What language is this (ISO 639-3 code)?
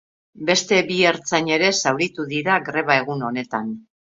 eus